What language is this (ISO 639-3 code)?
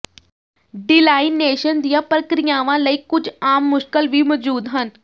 pan